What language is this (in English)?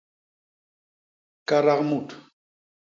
Basaa